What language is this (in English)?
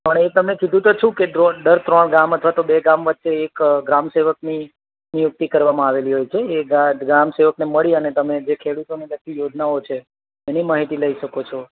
Gujarati